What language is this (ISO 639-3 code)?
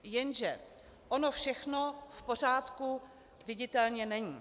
ces